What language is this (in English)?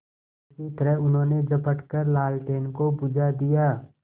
Hindi